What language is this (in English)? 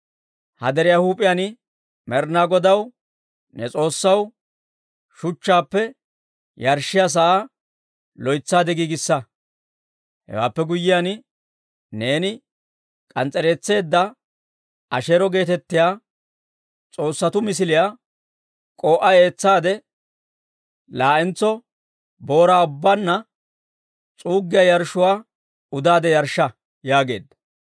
Dawro